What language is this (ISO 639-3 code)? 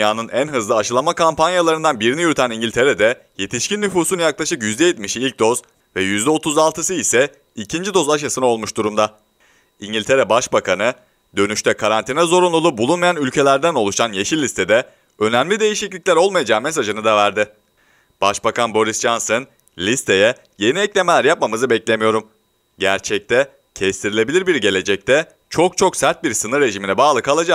tur